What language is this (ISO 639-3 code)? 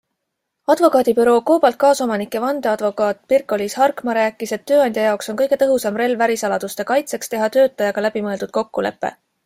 est